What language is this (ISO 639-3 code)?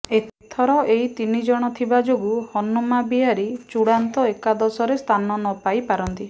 ori